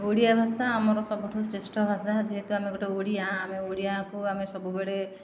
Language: Odia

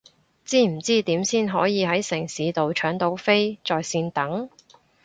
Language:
Cantonese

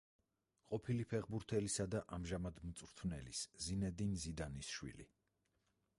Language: Georgian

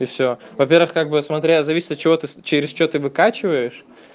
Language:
Russian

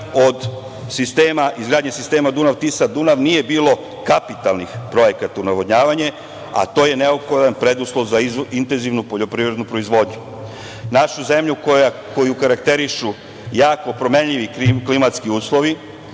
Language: Serbian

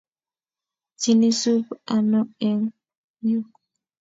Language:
Kalenjin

